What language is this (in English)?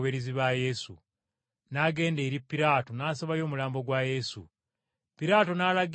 Ganda